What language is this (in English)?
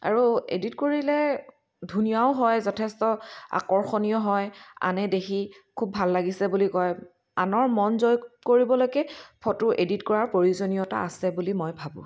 Assamese